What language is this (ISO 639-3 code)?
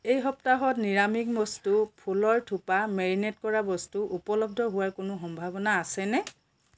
asm